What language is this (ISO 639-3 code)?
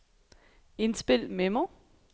dan